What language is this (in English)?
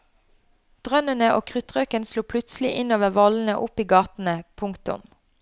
Norwegian